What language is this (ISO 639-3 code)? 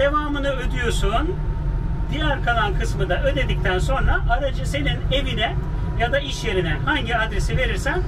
tur